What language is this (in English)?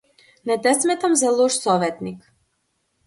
Macedonian